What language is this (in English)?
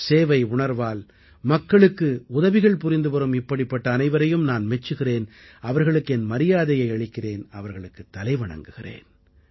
Tamil